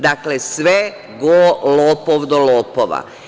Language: Serbian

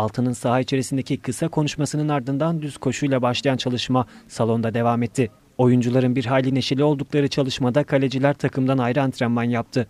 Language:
Turkish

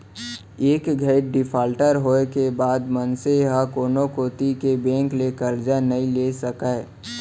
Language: Chhattisgarhi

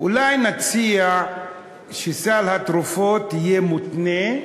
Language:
Hebrew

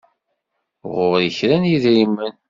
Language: Kabyle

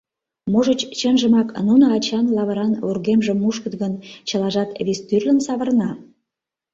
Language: Mari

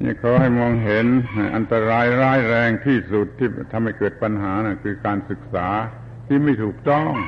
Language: Thai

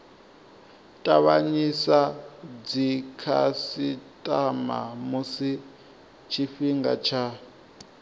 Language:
Venda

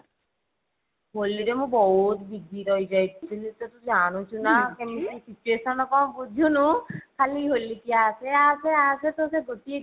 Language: Odia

